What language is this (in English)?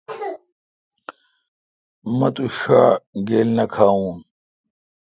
Kalkoti